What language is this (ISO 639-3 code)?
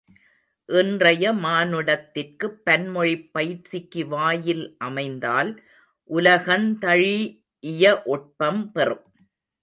tam